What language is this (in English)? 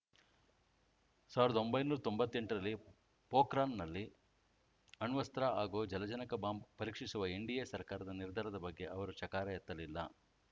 Kannada